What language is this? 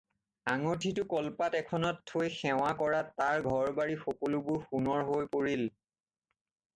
Assamese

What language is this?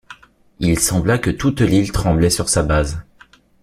French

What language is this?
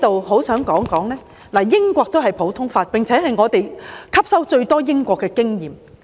Cantonese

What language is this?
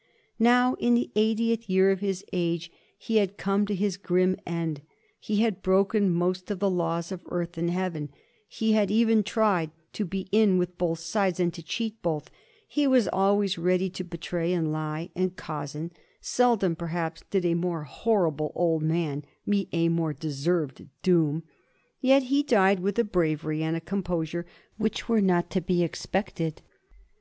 English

